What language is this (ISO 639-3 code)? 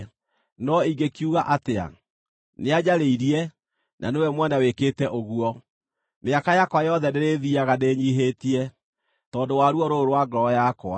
kik